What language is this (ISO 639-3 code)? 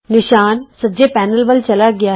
pan